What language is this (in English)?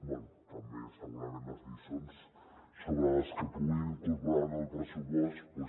Catalan